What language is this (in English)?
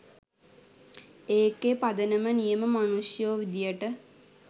Sinhala